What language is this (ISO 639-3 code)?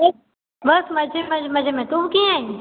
snd